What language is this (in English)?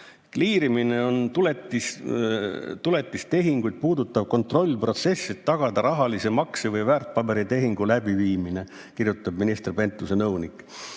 Estonian